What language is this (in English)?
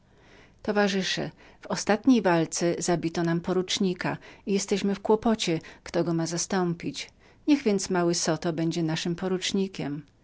Polish